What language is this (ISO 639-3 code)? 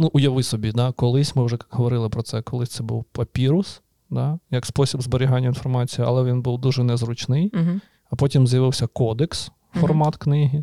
ukr